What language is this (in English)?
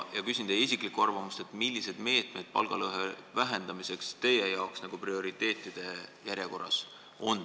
Estonian